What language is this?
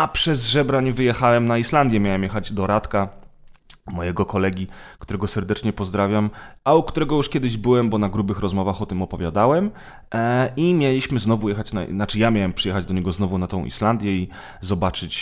Polish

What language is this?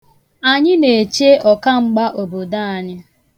Igbo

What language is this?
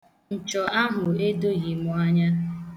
Igbo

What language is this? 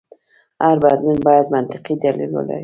Pashto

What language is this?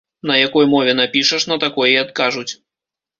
Belarusian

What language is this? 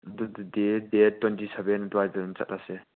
Manipuri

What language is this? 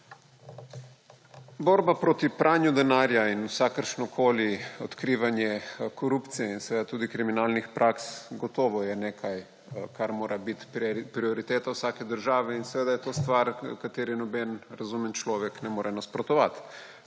Slovenian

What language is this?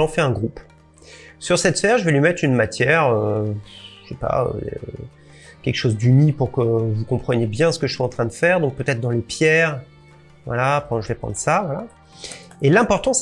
French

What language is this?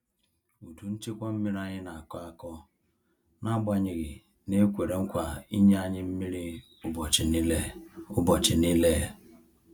Igbo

